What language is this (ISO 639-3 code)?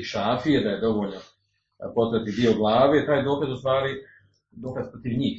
hrv